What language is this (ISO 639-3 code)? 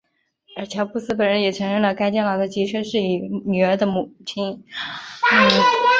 zho